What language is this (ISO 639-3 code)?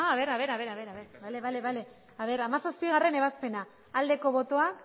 eus